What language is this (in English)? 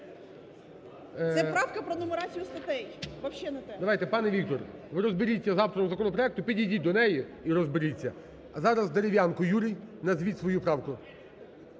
Ukrainian